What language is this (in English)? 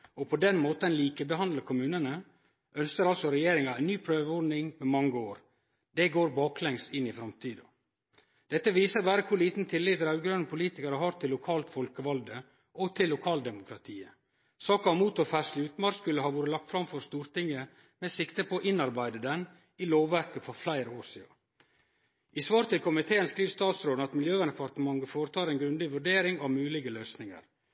Norwegian Nynorsk